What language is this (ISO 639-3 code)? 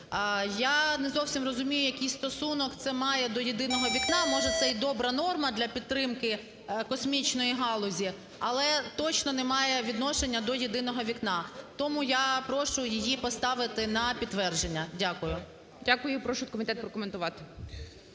ukr